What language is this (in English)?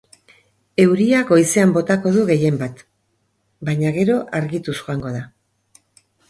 Basque